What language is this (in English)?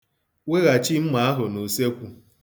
Igbo